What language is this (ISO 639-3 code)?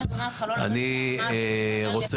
heb